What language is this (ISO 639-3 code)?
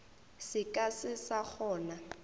nso